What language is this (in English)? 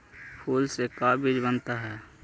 Magahi